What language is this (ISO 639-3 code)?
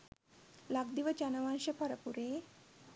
sin